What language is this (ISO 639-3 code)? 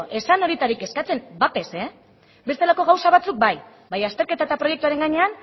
eus